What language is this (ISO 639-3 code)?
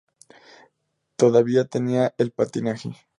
spa